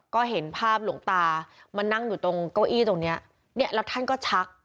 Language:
Thai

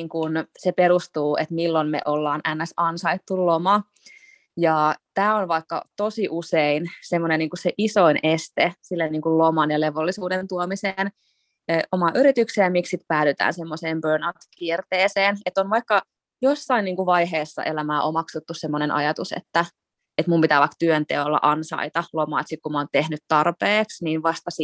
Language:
Finnish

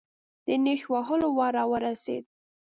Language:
Pashto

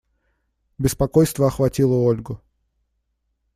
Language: Russian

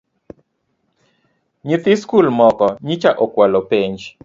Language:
Luo (Kenya and Tanzania)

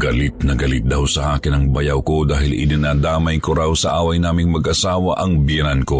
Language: Filipino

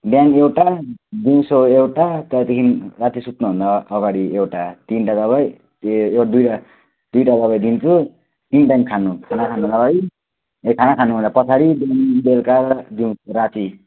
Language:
Nepali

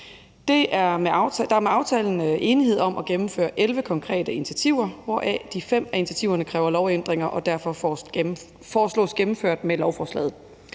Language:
Danish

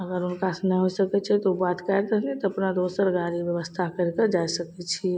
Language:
Maithili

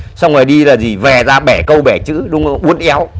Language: Vietnamese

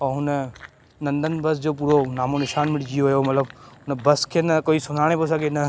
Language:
Sindhi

